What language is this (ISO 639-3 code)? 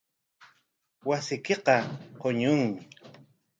qwa